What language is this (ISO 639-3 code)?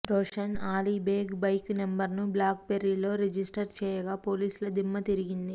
tel